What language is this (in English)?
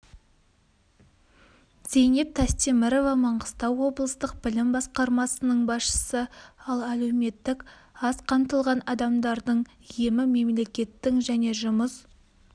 Kazakh